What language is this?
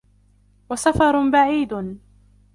Arabic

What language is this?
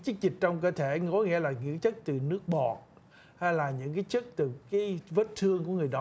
Vietnamese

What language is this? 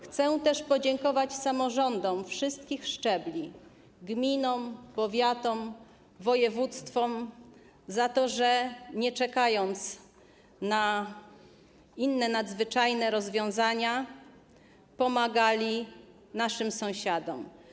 Polish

